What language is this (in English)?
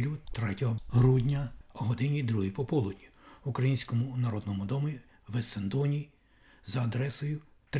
Ukrainian